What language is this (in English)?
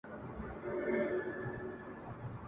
Pashto